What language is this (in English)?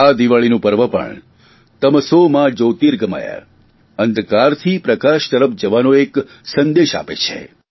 Gujarati